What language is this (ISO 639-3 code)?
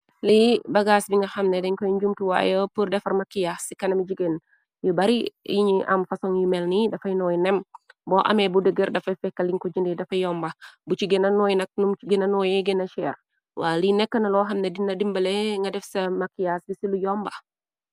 wol